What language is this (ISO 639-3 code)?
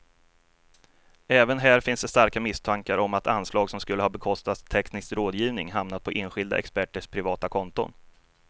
swe